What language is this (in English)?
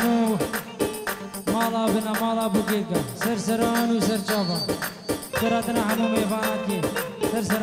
Arabic